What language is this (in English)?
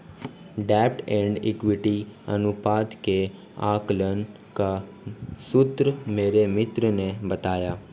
Hindi